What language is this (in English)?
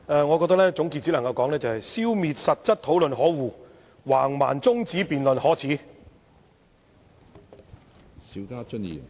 Cantonese